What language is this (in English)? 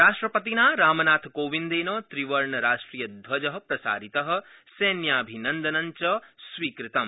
Sanskrit